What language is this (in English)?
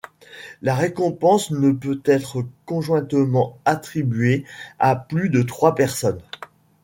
French